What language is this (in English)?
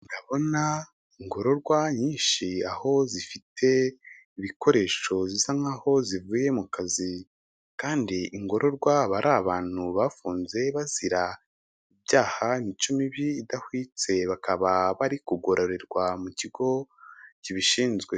Kinyarwanda